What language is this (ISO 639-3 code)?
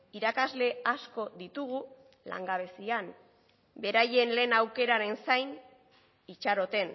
eus